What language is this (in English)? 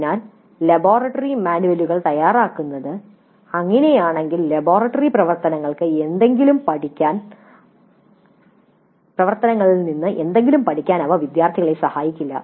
Malayalam